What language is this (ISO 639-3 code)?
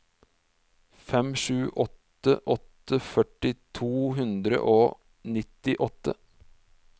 nor